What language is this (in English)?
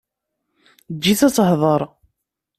Kabyle